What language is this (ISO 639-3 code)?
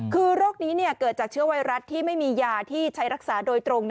tha